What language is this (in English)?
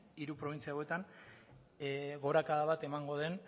Basque